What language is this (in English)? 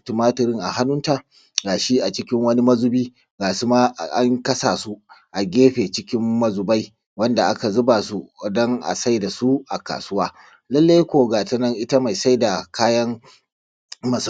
Hausa